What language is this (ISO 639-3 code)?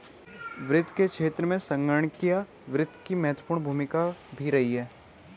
hin